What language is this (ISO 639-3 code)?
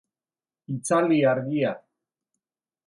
eus